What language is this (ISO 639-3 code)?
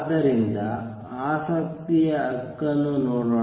kan